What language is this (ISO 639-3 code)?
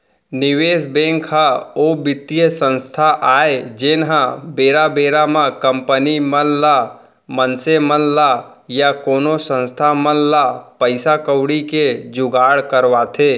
hne